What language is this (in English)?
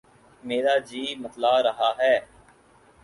Urdu